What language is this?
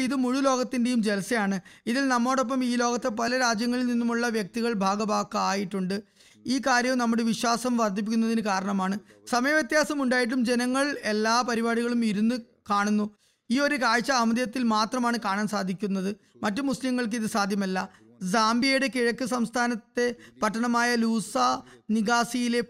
Malayalam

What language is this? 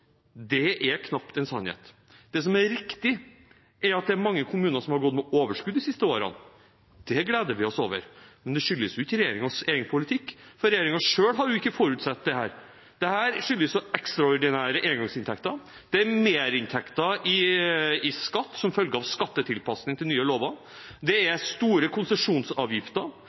Norwegian Bokmål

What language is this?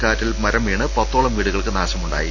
Malayalam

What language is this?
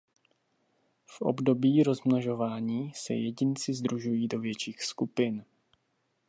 Czech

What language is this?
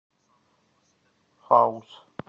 Russian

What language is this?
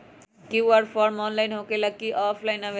Magahi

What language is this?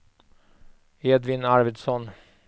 Swedish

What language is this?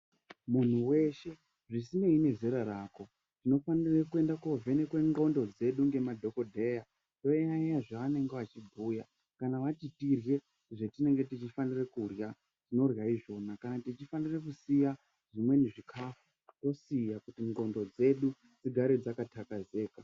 Ndau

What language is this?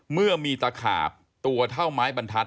Thai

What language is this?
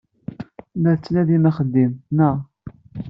Kabyle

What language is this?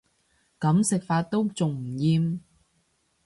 Cantonese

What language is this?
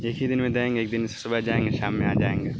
Urdu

